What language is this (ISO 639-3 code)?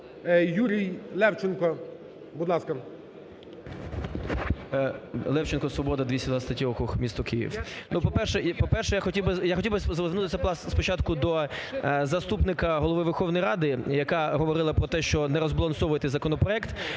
ukr